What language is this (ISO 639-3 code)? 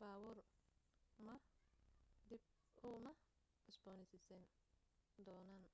som